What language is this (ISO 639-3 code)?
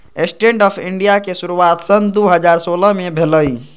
mag